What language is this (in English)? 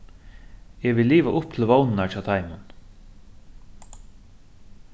Faroese